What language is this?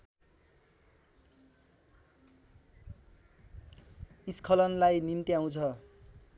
Nepali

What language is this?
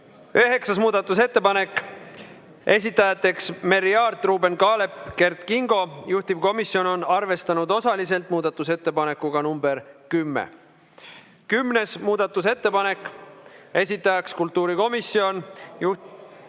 Estonian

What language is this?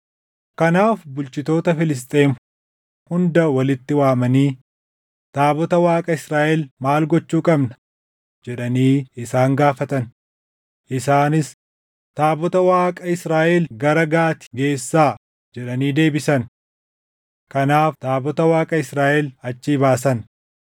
Oromo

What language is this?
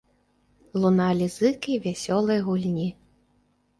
Belarusian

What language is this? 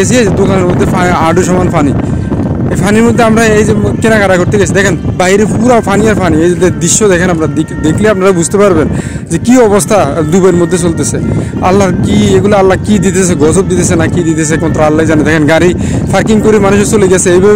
Bangla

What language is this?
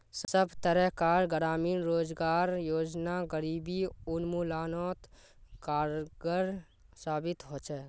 Magahi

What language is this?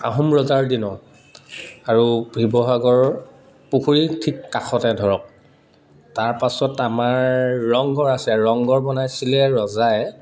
Assamese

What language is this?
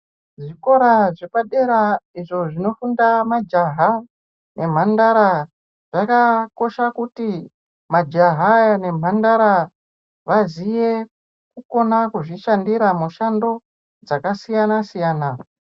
Ndau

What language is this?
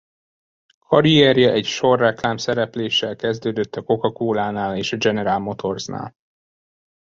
Hungarian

